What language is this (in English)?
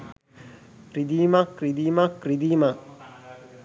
Sinhala